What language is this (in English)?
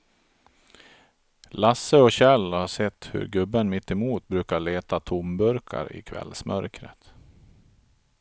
Swedish